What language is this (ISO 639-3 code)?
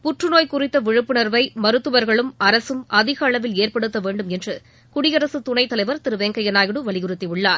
tam